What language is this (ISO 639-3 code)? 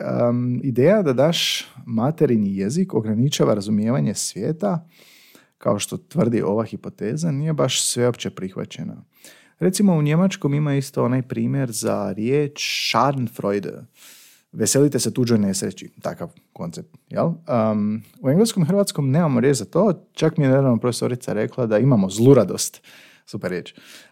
hrv